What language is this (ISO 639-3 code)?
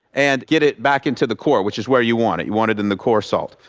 eng